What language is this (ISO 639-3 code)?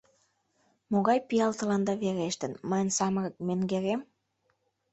chm